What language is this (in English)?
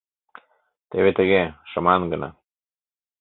Mari